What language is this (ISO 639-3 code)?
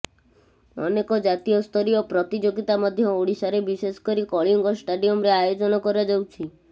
ori